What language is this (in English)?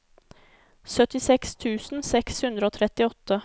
Norwegian